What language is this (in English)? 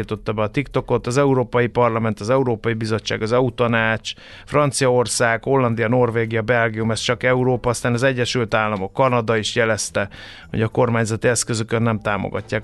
Hungarian